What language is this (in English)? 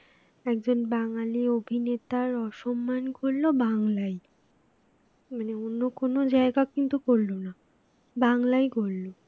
Bangla